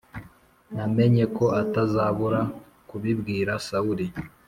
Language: Kinyarwanda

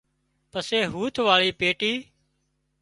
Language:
Wadiyara Koli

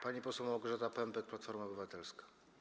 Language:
Polish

